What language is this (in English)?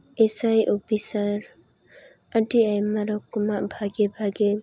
Santali